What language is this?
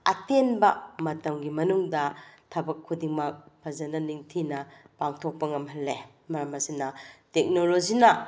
Manipuri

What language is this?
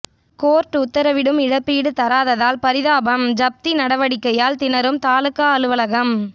Tamil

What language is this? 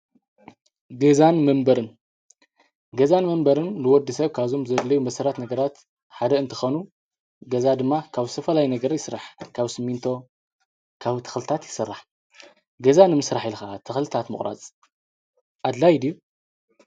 Tigrinya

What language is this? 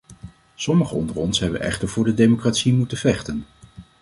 Dutch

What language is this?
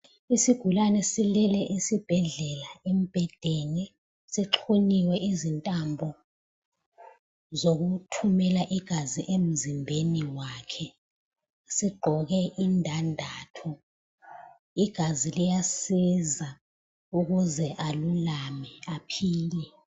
North Ndebele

